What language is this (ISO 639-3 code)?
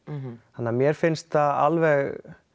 isl